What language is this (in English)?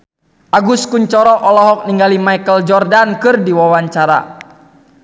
Sundanese